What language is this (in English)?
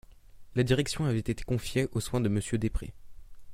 French